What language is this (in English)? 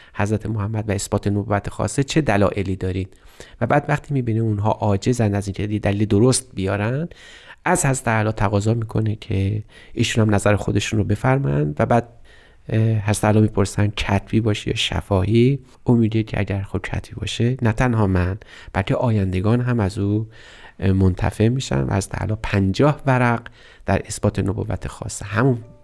Persian